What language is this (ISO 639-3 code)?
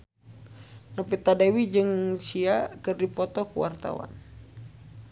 sun